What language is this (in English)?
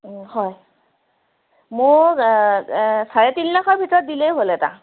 Assamese